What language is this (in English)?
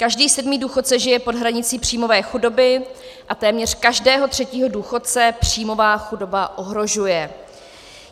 Czech